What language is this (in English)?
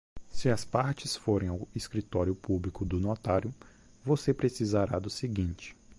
Portuguese